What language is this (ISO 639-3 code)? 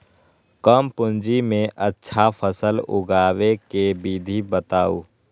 mag